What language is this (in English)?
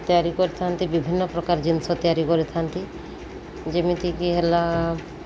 Odia